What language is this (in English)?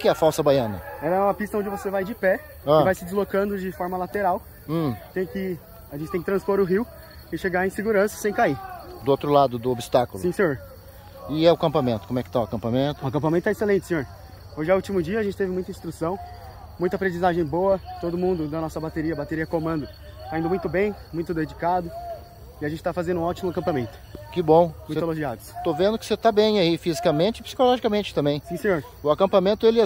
Portuguese